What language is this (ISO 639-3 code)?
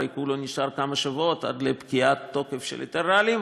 heb